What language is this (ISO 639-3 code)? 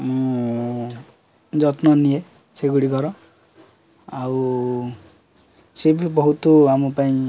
ori